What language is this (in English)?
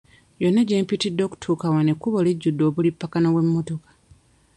Ganda